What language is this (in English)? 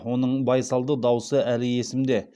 Kazakh